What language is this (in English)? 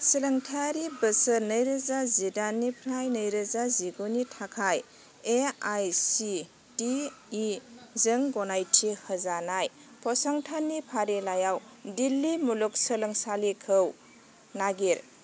Bodo